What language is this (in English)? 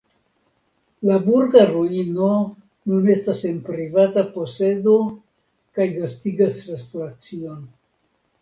Esperanto